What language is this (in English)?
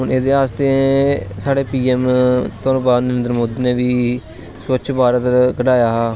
Dogri